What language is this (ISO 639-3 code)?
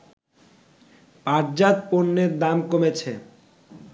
ben